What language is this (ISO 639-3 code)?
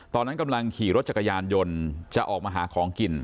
tha